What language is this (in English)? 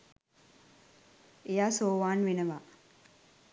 Sinhala